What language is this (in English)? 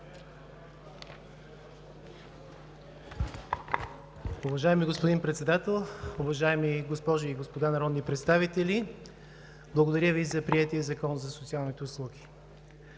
Bulgarian